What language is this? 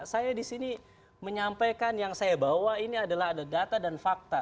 Indonesian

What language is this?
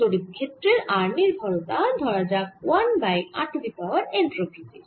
Bangla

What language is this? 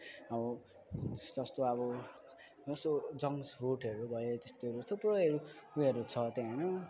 Nepali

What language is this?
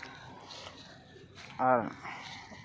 Santali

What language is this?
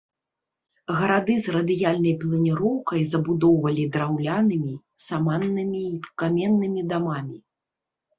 Belarusian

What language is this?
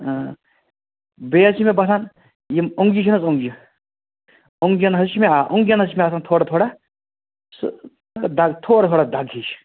Kashmiri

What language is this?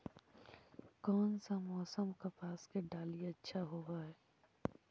Magahi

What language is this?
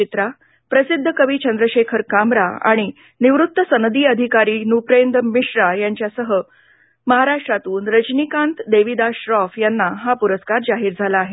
Marathi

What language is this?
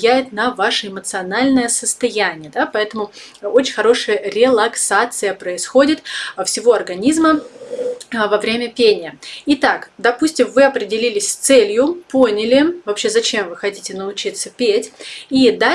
Russian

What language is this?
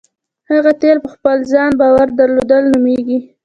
Pashto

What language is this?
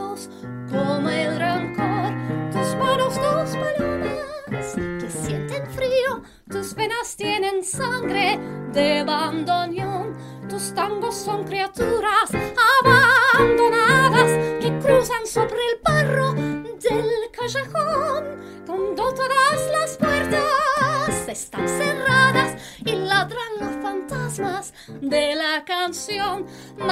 Turkish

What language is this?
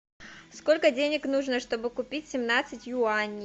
Russian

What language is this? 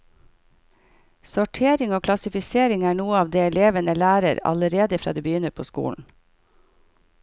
Norwegian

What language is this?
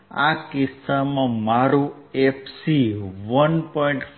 Gujarati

